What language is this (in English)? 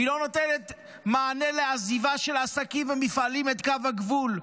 Hebrew